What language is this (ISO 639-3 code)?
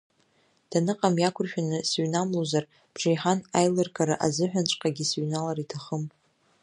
abk